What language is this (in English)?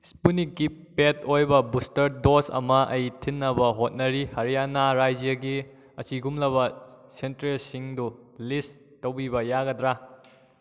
Manipuri